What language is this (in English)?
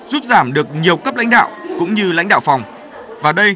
Vietnamese